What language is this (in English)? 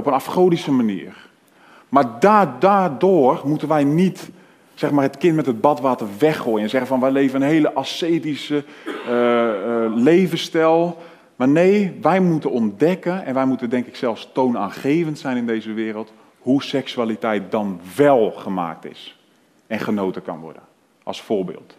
Dutch